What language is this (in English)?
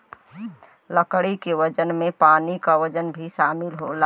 Bhojpuri